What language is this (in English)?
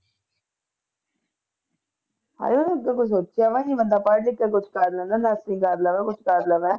Punjabi